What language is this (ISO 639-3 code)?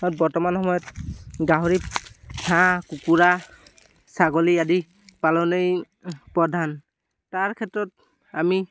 asm